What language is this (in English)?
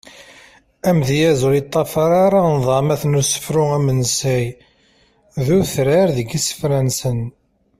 Kabyle